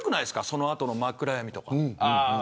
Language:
Japanese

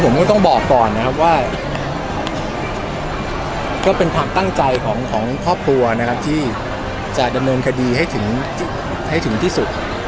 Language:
Thai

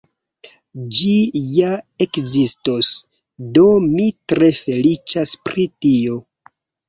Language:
Esperanto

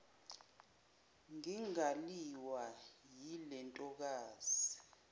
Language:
Zulu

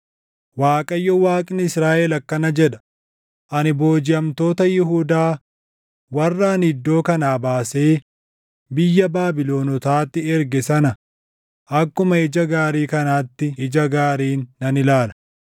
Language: Oromo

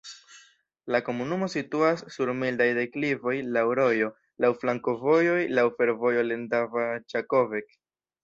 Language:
Esperanto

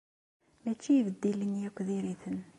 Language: Kabyle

